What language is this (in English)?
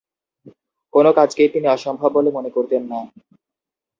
Bangla